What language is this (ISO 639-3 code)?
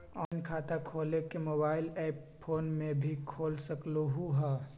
mag